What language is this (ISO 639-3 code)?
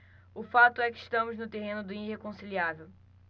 por